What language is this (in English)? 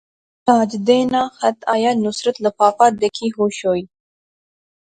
Pahari-Potwari